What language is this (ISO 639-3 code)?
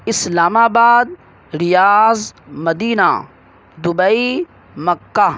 urd